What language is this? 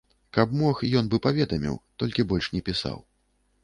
Belarusian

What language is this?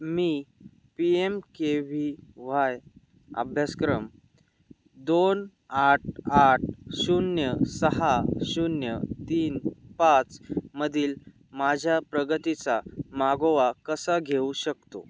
Marathi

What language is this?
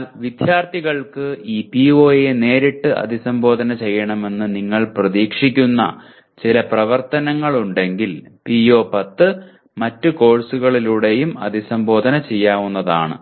Malayalam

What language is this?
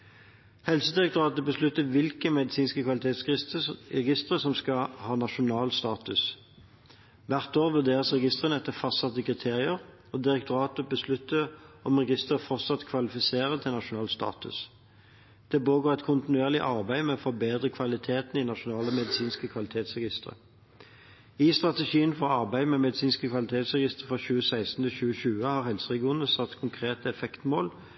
Norwegian Bokmål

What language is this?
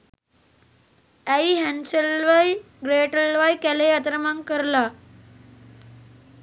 Sinhala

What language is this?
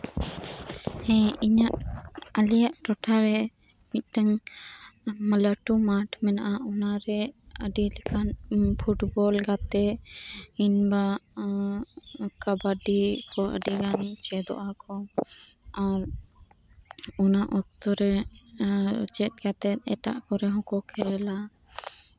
Santali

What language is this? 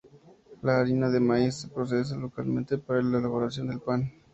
Spanish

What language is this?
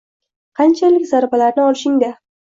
Uzbek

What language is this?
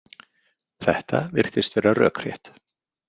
Icelandic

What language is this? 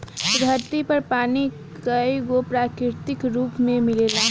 Bhojpuri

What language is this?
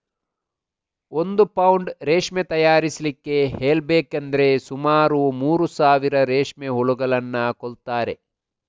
Kannada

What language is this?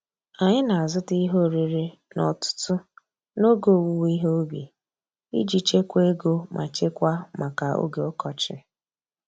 Igbo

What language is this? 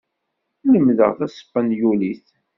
Kabyle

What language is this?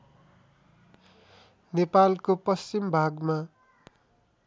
Nepali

